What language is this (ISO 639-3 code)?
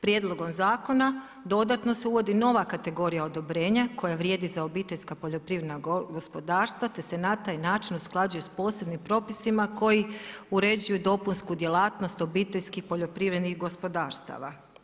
hrv